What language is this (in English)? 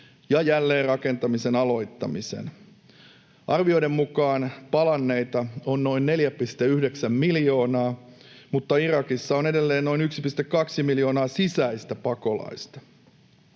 Finnish